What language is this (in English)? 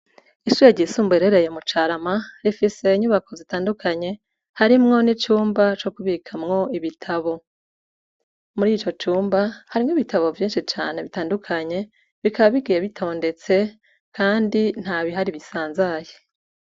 Rundi